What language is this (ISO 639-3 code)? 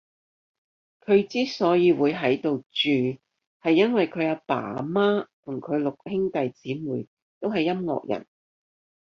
yue